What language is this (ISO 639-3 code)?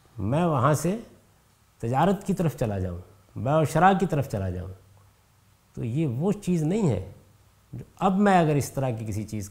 urd